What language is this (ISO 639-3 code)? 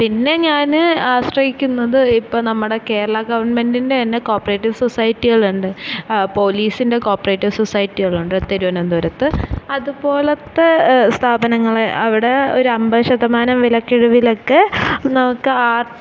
mal